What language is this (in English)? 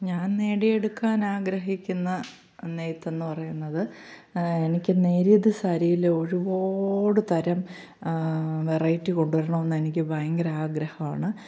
Malayalam